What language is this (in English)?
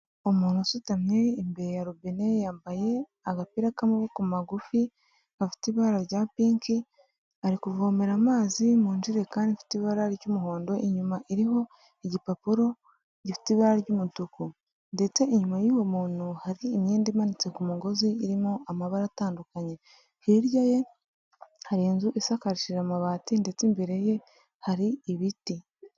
Kinyarwanda